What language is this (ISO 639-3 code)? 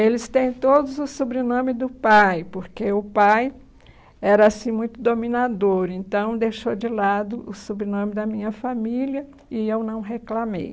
por